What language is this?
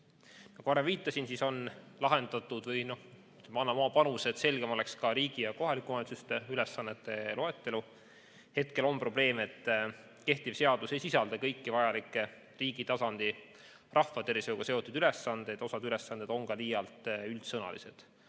Estonian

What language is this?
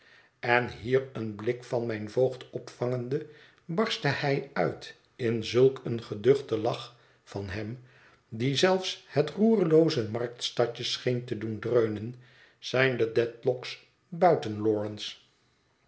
Dutch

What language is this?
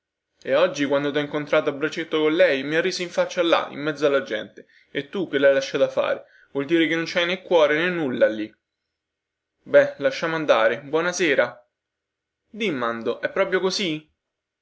Italian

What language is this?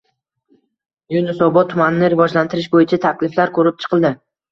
Uzbek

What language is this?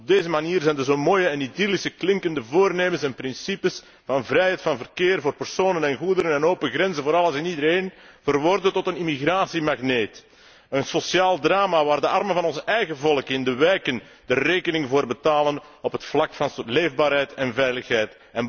Dutch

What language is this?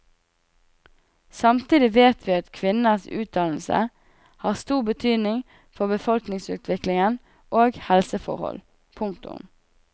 Norwegian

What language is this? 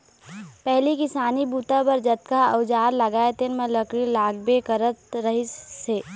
Chhattisgarhi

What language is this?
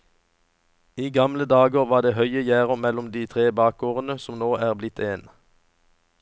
Norwegian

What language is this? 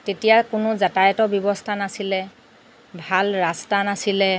Assamese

